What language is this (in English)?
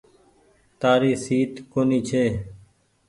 Goaria